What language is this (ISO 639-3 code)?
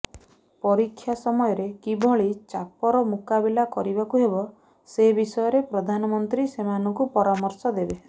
ori